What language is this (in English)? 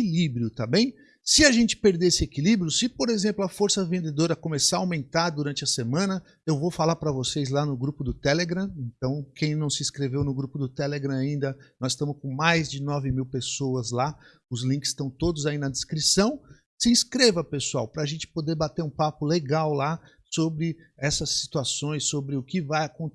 Portuguese